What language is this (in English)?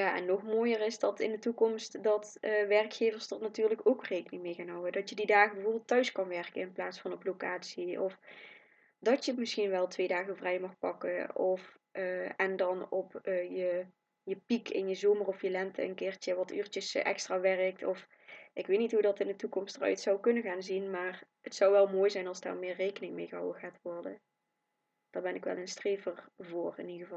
Dutch